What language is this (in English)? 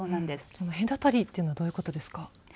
Japanese